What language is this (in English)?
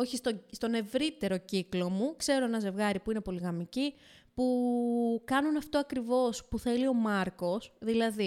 Greek